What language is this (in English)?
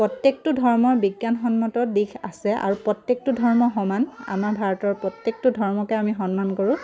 Assamese